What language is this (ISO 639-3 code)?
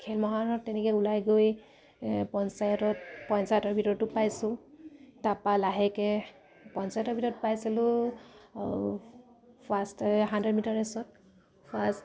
asm